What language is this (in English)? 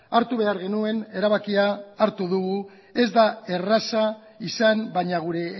Basque